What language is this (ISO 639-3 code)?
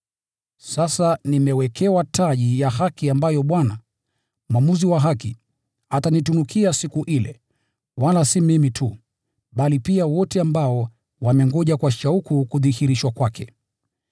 swa